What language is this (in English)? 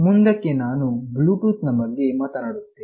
Kannada